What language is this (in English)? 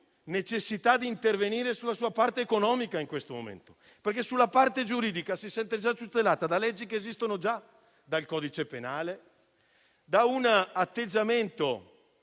Italian